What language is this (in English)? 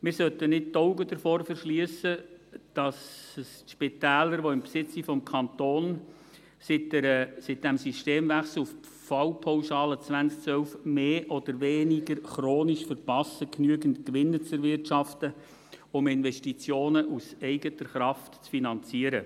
Swiss German